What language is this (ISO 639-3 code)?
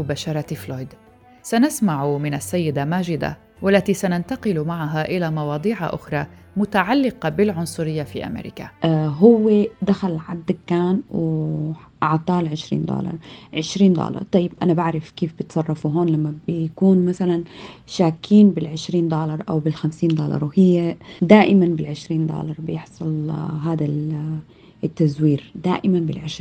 ara